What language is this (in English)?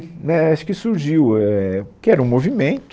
Portuguese